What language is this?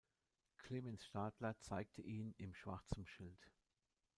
German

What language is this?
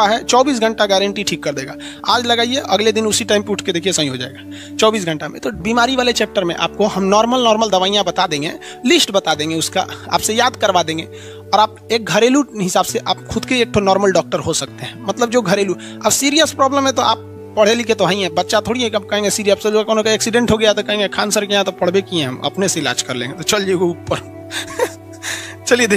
Hindi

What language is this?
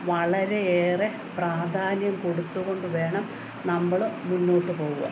Malayalam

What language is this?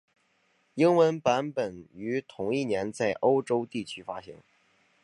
Chinese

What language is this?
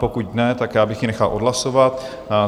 Czech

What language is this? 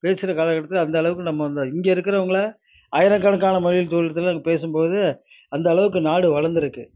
Tamil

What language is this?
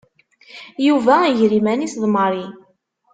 Kabyle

